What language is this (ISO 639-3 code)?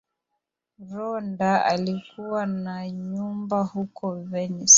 swa